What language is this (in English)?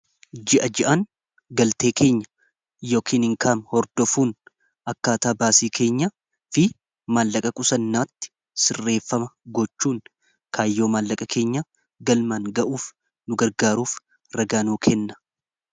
Oromo